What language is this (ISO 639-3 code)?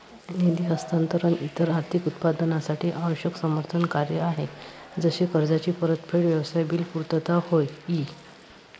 mar